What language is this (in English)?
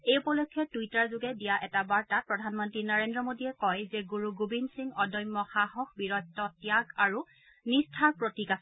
Assamese